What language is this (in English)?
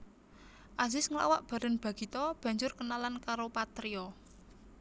Javanese